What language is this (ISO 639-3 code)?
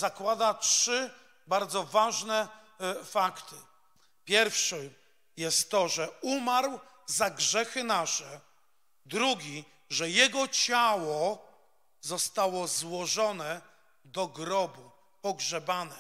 pol